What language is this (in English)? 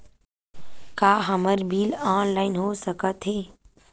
Chhattisgarhi